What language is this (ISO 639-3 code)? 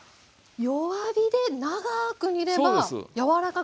jpn